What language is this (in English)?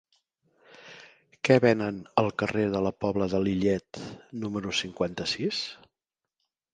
Catalan